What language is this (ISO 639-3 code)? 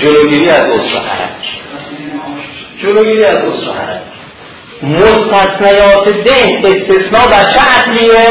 fas